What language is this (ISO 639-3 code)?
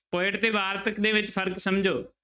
pan